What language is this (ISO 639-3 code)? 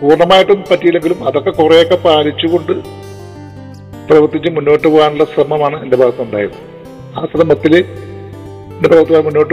mal